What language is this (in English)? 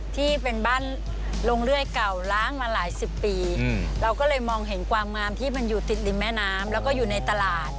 Thai